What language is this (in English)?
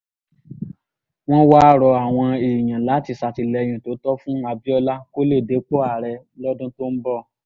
Yoruba